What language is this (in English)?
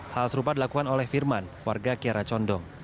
Indonesian